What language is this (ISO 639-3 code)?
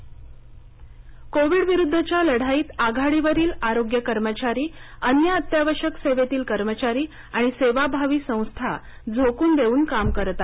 mar